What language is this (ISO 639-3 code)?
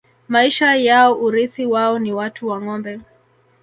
swa